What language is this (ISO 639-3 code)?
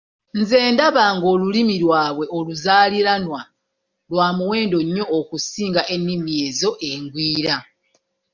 lug